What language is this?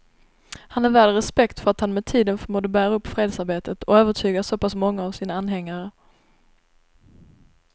Swedish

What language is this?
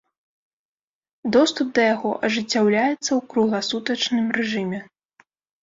Belarusian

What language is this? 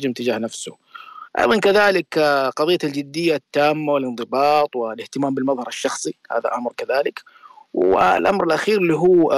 Arabic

